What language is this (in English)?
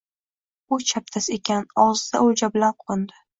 Uzbek